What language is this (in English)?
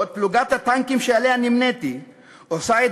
Hebrew